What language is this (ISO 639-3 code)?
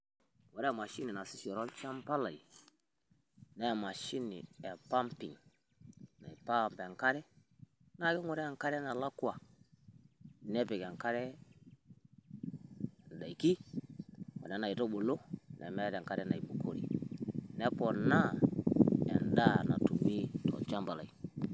mas